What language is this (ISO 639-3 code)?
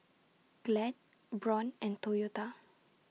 eng